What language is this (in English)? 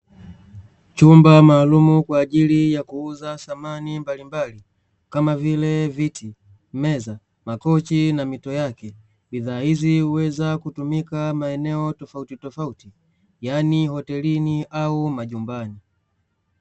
Swahili